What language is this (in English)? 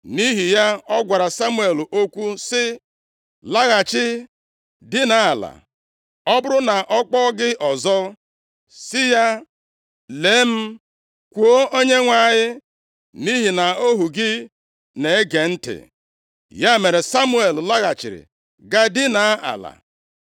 Igbo